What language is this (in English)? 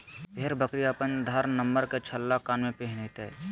Magahi